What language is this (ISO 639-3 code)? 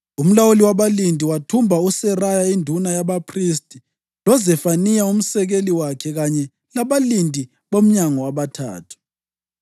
nde